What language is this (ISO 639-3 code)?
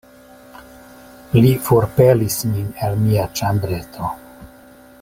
epo